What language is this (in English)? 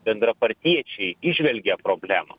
Lithuanian